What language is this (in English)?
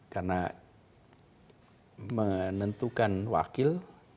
Indonesian